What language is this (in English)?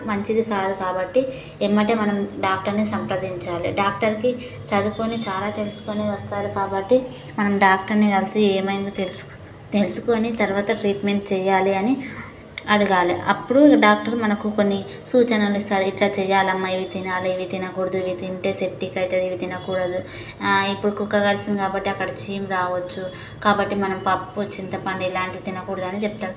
Telugu